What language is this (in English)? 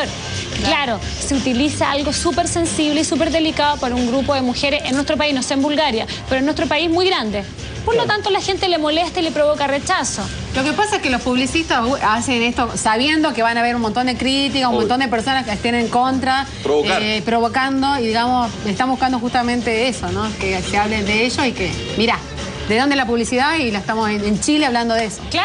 Spanish